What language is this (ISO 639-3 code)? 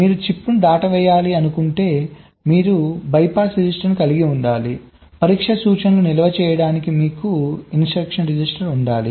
tel